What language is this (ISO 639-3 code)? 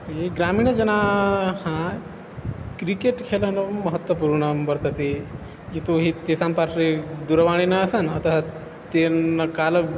san